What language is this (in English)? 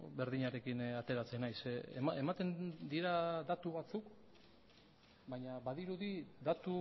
Basque